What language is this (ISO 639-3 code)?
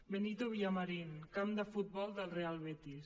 cat